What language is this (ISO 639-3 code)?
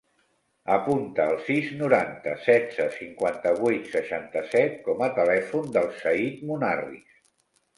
cat